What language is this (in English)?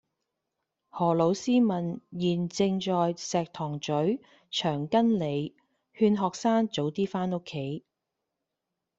Cantonese